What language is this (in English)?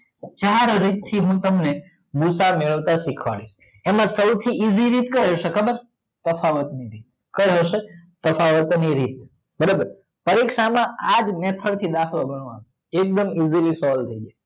Gujarati